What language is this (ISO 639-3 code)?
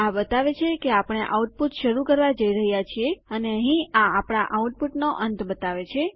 guj